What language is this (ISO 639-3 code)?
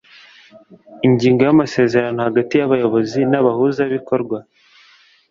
kin